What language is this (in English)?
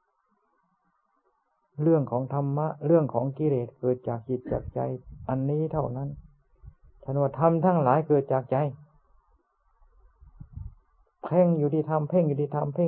Thai